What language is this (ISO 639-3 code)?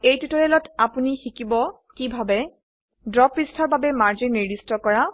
asm